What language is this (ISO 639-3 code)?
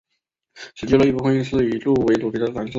zho